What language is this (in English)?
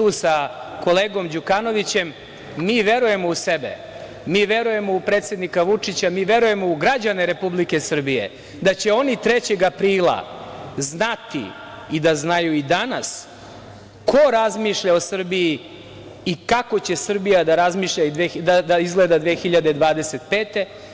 Serbian